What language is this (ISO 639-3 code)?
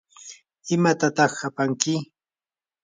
qur